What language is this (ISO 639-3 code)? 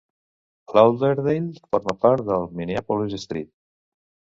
cat